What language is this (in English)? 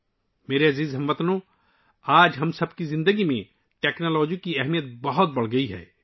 Urdu